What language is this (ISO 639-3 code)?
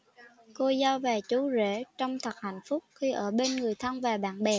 vie